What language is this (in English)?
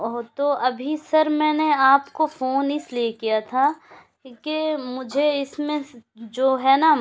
Urdu